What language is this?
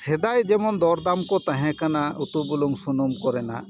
Santali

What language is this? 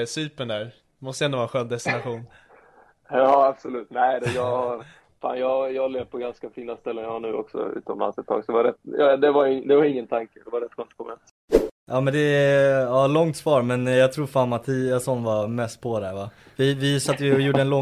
Swedish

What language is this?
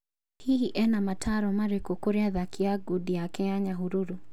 Kikuyu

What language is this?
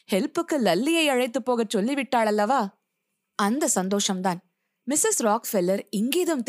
Tamil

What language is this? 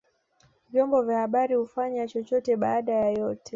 Swahili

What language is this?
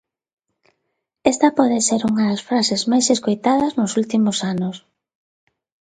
Galician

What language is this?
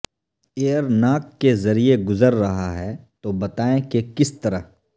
Urdu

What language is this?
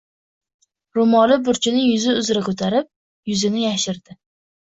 Uzbek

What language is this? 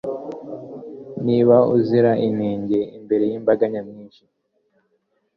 Kinyarwanda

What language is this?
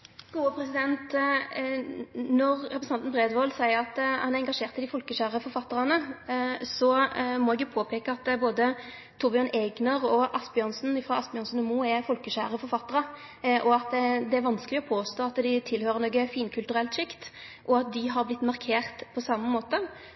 Norwegian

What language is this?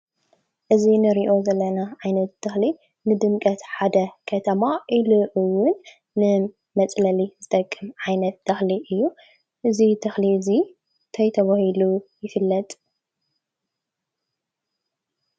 Tigrinya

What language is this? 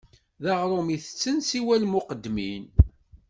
Kabyle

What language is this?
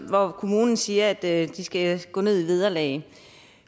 Danish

